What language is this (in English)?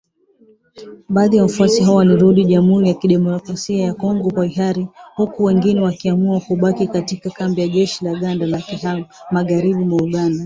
Swahili